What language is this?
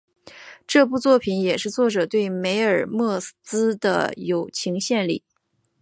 Chinese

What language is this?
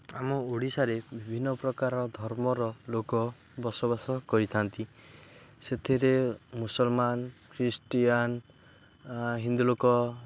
Odia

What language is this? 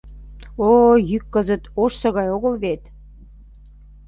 Mari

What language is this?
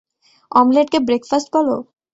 Bangla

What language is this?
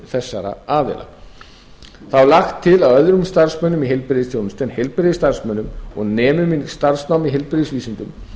Icelandic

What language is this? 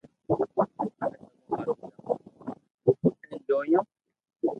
Loarki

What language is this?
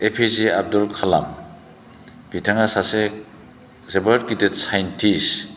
Bodo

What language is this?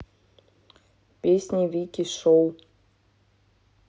Russian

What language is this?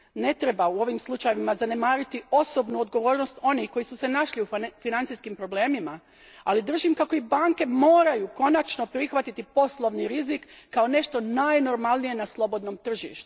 Croatian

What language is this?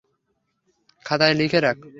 Bangla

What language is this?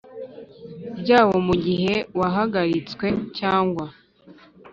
Kinyarwanda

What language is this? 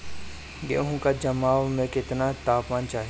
Bhojpuri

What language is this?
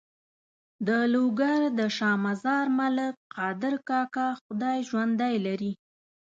Pashto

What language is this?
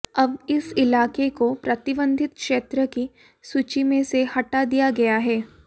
Hindi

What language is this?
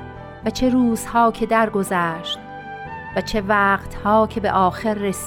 Persian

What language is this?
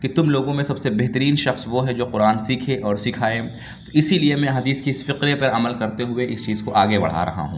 Urdu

